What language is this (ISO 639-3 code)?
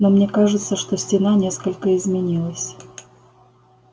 rus